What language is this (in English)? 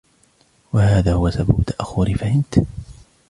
Arabic